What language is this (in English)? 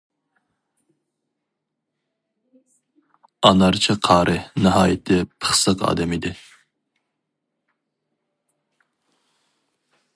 Uyghur